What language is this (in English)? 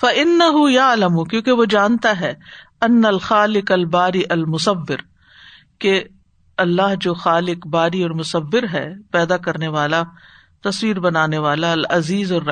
Urdu